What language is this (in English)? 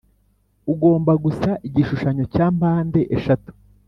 Kinyarwanda